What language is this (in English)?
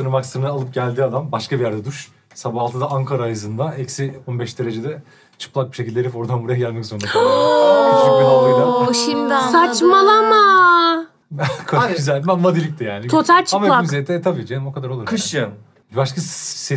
Turkish